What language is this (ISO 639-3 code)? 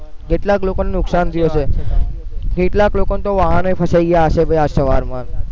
guj